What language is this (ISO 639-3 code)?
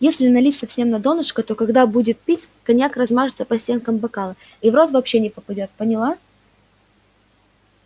rus